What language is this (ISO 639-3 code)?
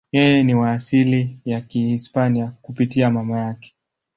swa